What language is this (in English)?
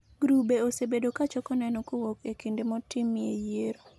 Luo (Kenya and Tanzania)